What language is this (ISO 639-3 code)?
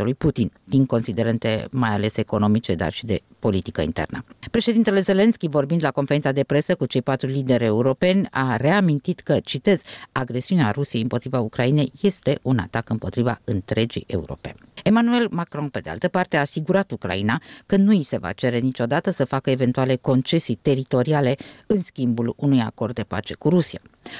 ron